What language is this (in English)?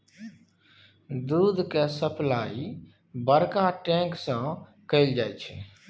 Maithili